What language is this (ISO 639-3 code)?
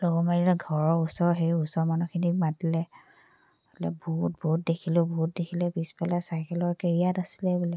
asm